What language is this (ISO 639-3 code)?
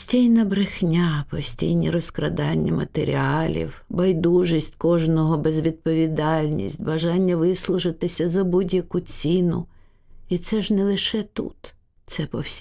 ukr